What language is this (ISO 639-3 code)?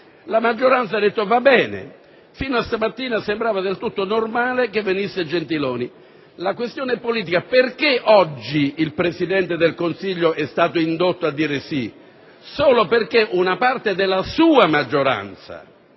ita